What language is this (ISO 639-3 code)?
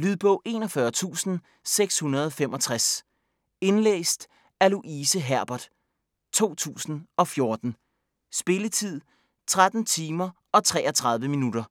dan